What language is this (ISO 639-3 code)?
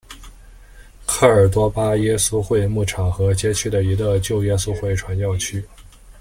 zho